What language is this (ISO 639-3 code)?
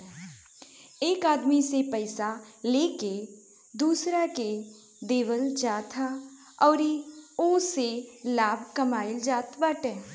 bho